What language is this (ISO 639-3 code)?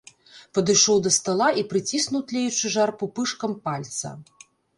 bel